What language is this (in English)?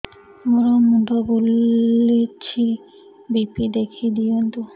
Odia